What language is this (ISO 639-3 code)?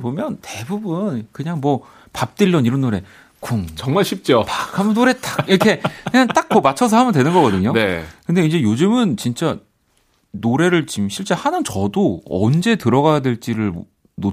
kor